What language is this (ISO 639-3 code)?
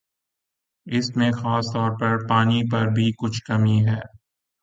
urd